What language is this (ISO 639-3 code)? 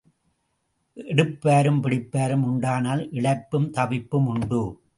tam